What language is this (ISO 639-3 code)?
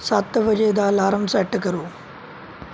pan